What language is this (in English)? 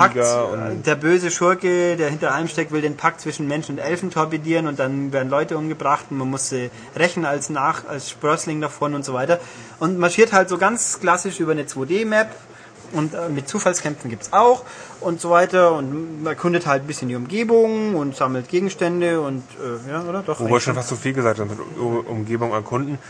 German